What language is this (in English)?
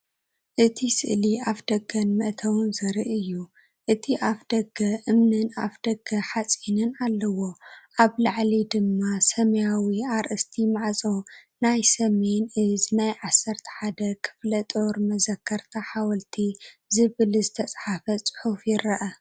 Tigrinya